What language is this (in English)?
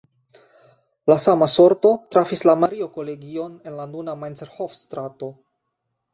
Esperanto